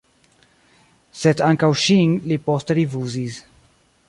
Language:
Esperanto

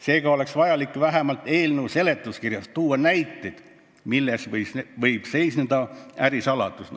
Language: Estonian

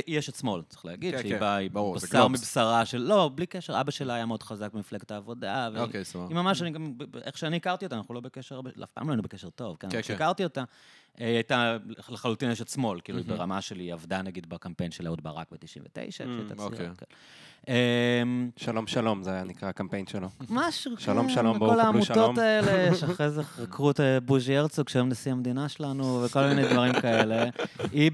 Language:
Hebrew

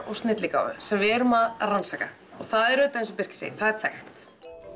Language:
Icelandic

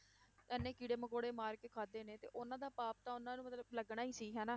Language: Punjabi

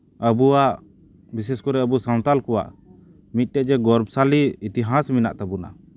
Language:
Santali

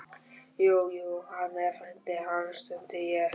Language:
Icelandic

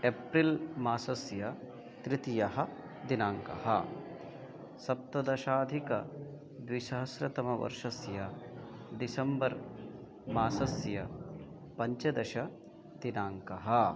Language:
Sanskrit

